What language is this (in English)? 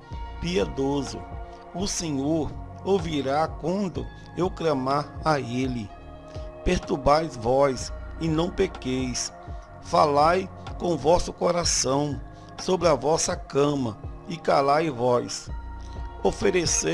Portuguese